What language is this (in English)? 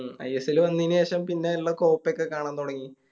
Malayalam